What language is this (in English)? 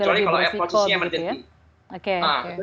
Indonesian